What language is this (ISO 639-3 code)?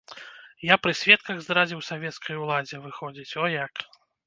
bel